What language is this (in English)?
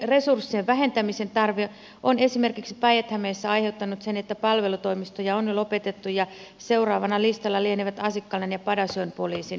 Finnish